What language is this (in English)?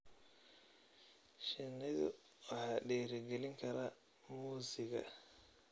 Somali